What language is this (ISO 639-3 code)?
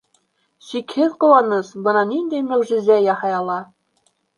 bak